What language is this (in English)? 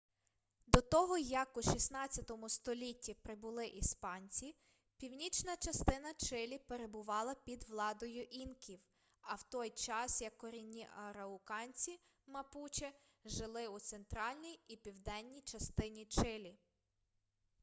Ukrainian